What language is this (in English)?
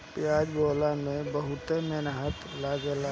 Bhojpuri